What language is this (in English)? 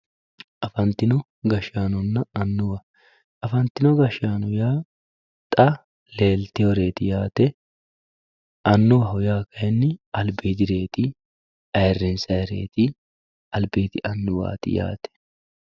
Sidamo